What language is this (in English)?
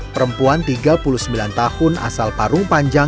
Indonesian